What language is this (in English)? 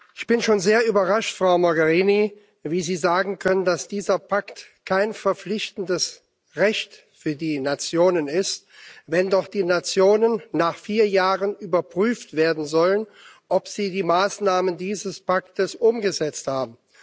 German